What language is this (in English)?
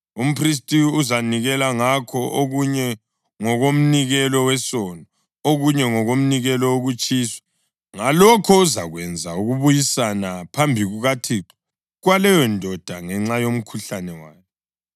North Ndebele